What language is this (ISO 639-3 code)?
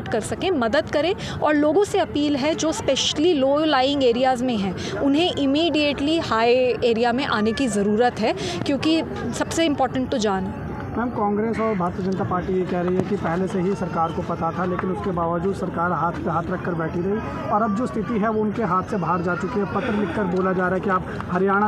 hin